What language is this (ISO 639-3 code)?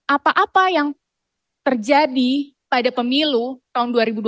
ind